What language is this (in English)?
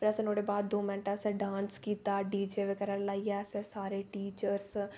Dogri